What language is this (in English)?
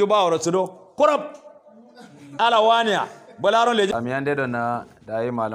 Arabic